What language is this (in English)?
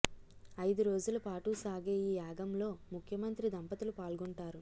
Telugu